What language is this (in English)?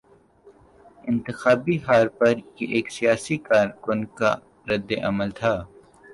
Urdu